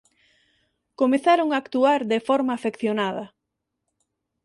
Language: Galician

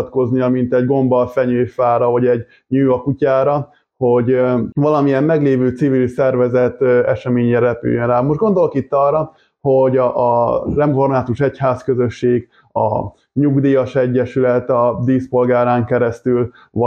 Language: Hungarian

